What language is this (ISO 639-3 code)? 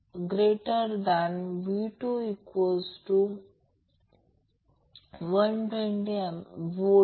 mar